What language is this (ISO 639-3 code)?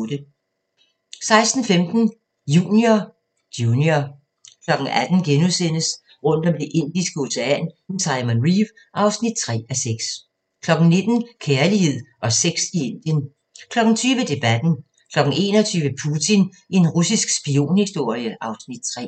dan